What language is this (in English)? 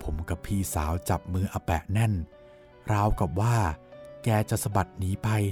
Thai